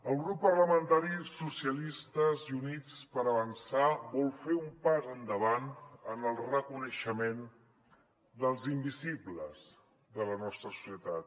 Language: Catalan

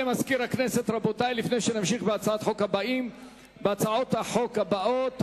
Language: Hebrew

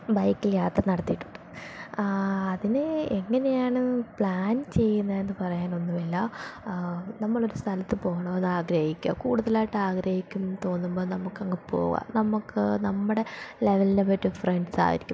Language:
Malayalam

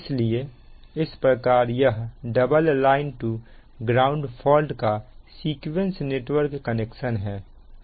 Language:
Hindi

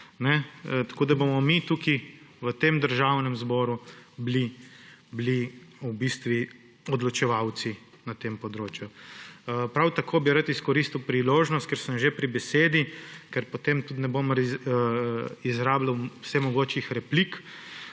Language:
Slovenian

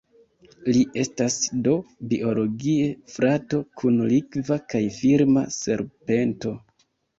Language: Esperanto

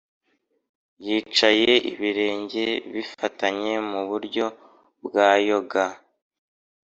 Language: Kinyarwanda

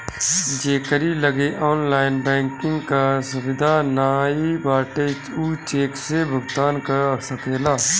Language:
Bhojpuri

